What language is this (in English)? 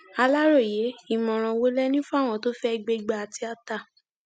Yoruba